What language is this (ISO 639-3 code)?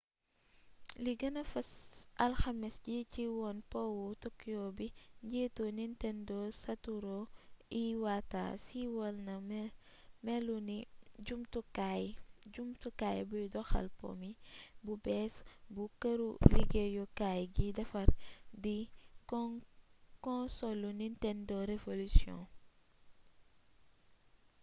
wol